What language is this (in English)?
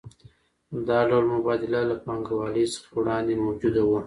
Pashto